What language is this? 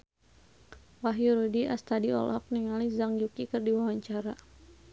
Sundanese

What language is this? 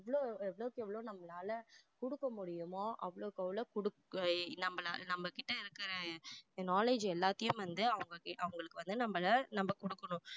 Tamil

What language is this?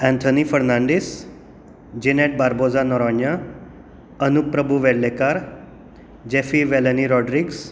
Konkani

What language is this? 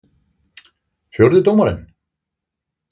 Icelandic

